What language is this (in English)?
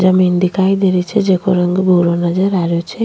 Rajasthani